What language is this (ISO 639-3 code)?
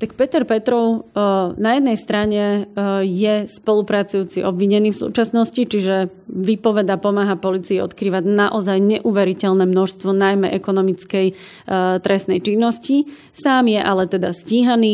slk